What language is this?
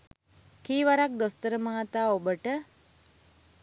Sinhala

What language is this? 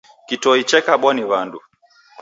Taita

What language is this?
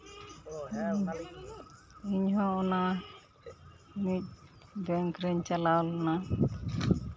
Santali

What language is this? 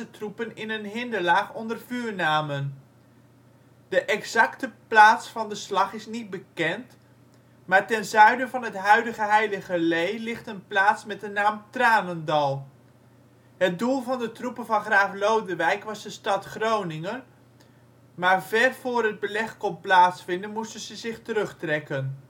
Dutch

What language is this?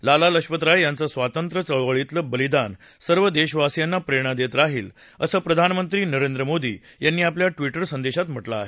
Marathi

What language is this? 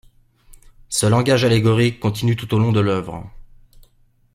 French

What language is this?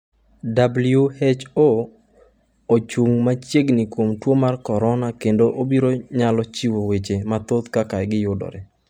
Luo (Kenya and Tanzania)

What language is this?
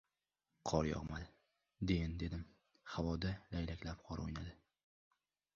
Uzbek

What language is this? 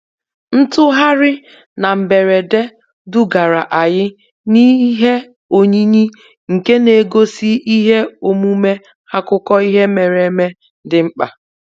Igbo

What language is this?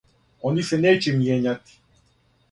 Serbian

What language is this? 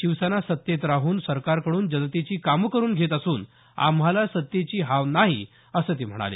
Marathi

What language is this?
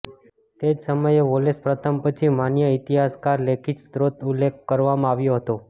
Gujarati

